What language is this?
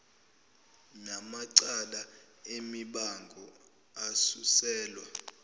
Zulu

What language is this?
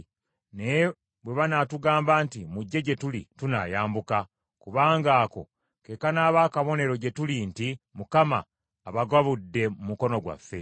Ganda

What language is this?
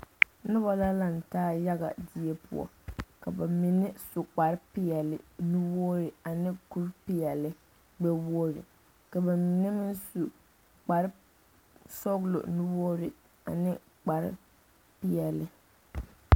Southern Dagaare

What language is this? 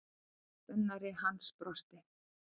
Icelandic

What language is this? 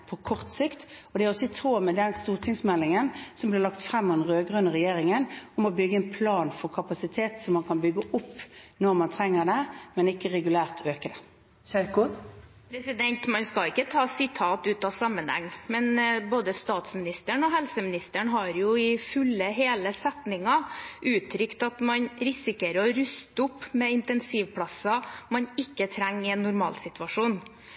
Norwegian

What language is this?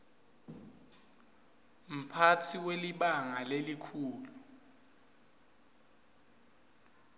Swati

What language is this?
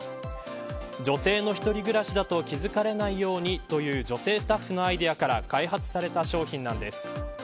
Japanese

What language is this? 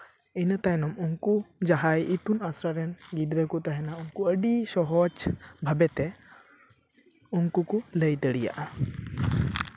Santali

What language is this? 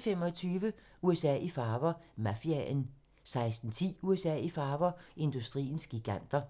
Danish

